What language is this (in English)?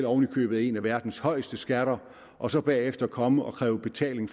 Danish